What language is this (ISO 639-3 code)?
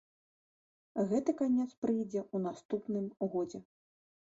bel